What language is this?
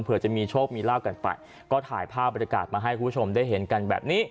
Thai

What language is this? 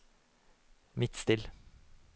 Norwegian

